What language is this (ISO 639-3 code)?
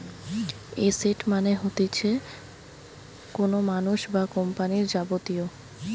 ben